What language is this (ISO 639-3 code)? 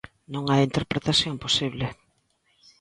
glg